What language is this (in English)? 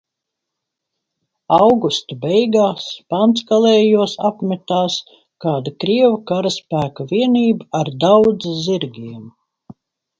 Latvian